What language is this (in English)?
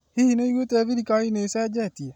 Kikuyu